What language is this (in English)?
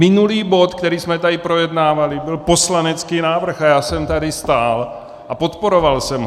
Czech